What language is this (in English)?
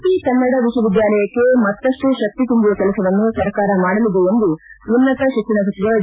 Kannada